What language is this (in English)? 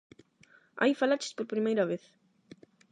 Galician